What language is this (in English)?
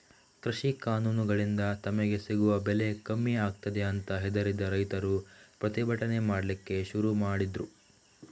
Kannada